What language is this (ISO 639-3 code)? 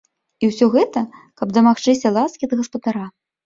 bel